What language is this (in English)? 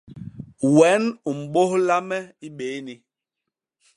Basaa